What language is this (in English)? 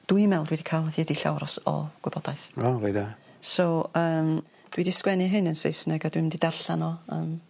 Welsh